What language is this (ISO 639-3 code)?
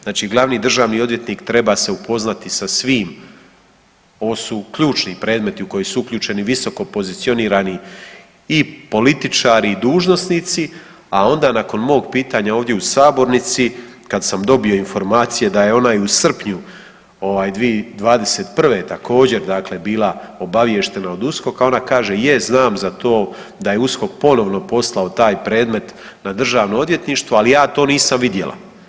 hrv